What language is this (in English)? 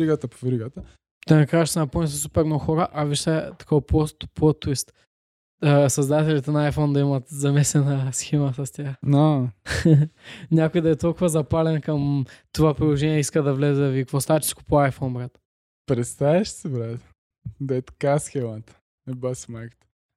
Bulgarian